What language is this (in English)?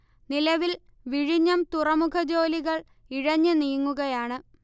Malayalam